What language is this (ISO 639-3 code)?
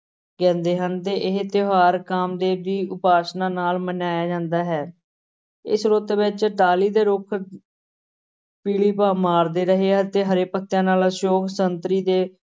pan